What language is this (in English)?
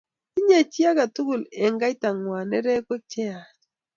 Kalenjin